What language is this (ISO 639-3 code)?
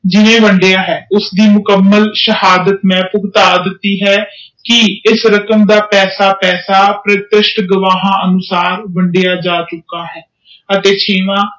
pan